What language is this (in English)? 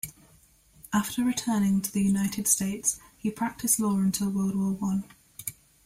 English